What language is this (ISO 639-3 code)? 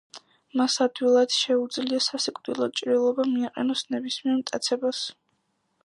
kat